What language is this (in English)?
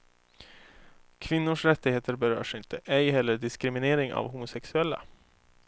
Swedish